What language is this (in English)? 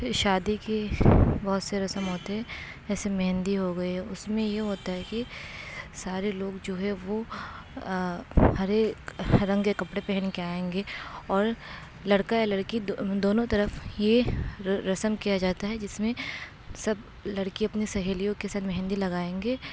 Urdu